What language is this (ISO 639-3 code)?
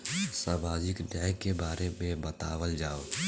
bho